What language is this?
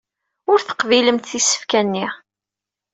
Kabyle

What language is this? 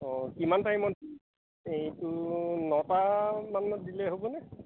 Assamese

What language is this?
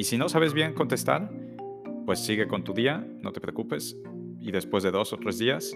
Spanish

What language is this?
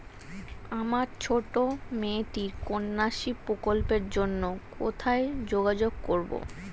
Bangla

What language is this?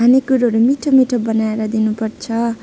Nepali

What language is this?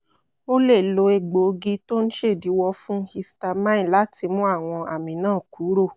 Yoruba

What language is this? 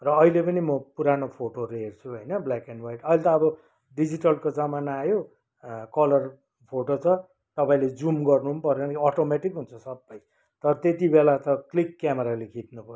Nepali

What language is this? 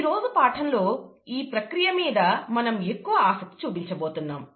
Telugu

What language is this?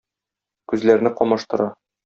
Tatar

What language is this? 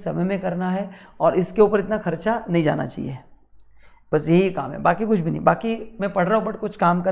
Hindi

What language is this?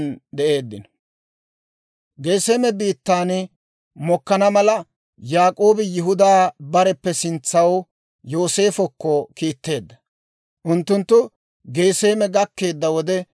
Dawro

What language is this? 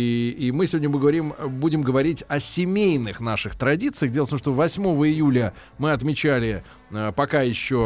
Russian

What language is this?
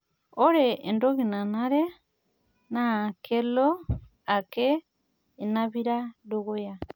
Masai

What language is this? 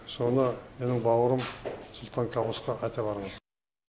Kazakh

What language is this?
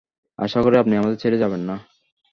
Bangla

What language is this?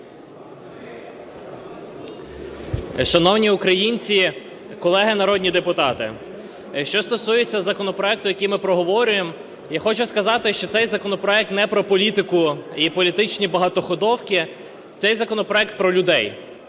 Ukrainian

